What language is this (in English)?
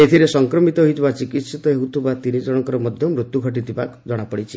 Odia